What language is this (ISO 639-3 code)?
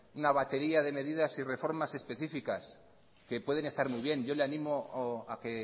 spa